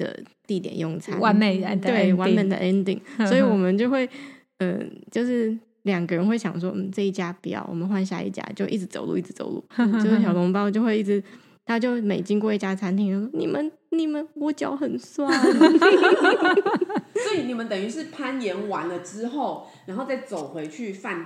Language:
Chinese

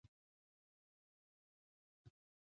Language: Pashto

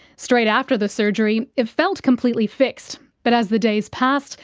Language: English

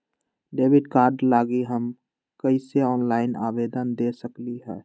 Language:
Magahi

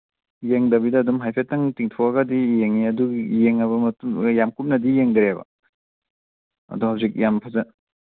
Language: Manipuri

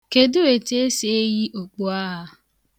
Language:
Igbo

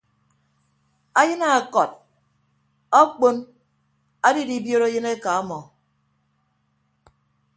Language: Ibibio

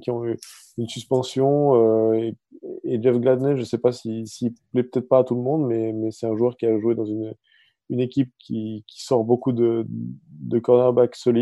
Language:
French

